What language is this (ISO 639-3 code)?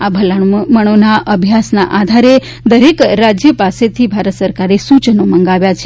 guj